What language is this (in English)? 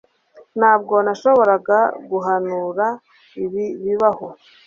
Kinyarwanda